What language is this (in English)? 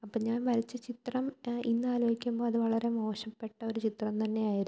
Malayalam